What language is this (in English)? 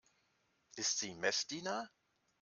German